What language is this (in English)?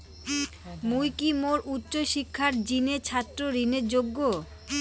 Bangla